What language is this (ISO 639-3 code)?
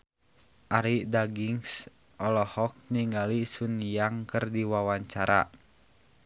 sun